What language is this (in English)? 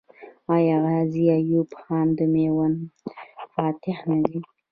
Pashto